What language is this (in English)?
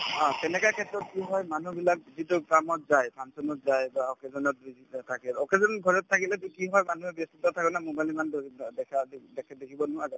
Assamese